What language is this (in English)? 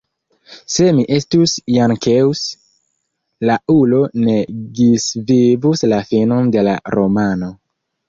Esperanto